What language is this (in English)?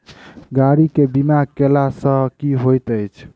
Maithili